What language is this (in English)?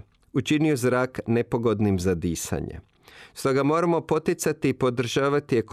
Croatian